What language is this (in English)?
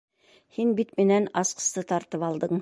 Bashkir